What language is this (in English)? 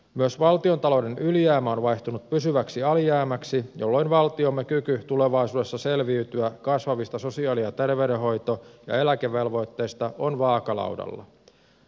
Finnish